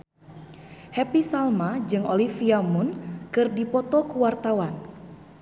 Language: Sundanese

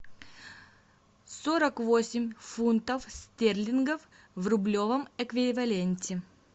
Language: Russian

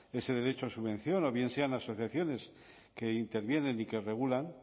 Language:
Spanish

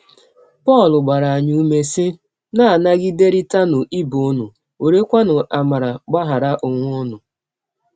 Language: Igbo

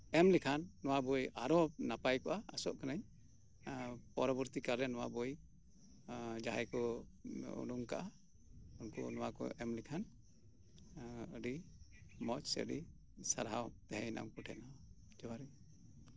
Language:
Santali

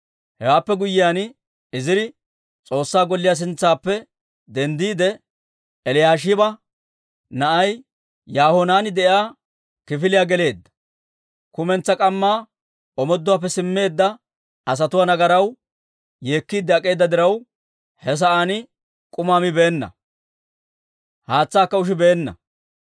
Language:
Dawro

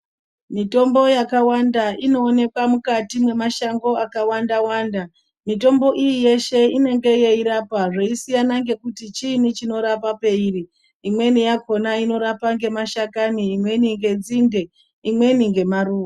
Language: Ndau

